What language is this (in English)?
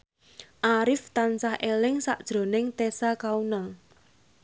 Javanese